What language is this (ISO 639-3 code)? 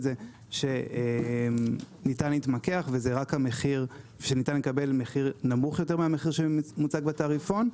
heb